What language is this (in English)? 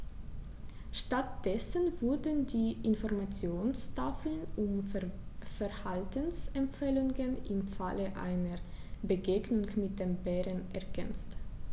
German